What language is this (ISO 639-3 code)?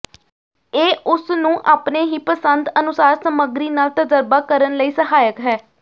pan